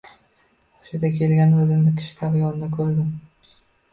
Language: Uzbek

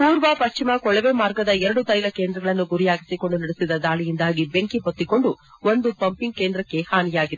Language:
Kannada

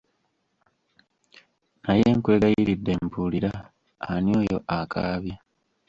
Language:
Ganda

